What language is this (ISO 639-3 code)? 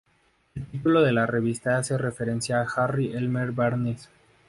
spa